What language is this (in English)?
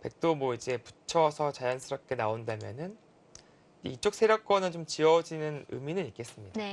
Korean